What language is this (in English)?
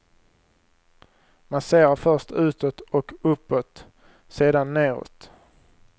Swedish